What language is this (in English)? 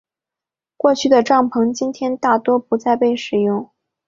Chinese